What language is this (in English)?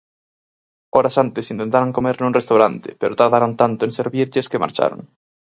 Galician